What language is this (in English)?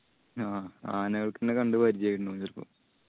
Malayalam